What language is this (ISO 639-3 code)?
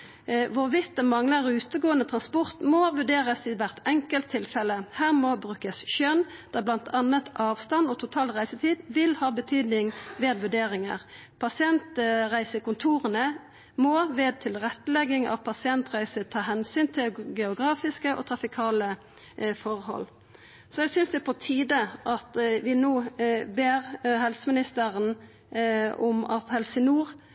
nno